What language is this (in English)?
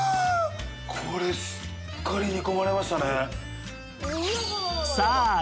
Japanese